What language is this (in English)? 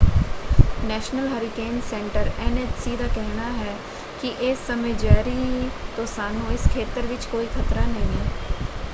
Punjabi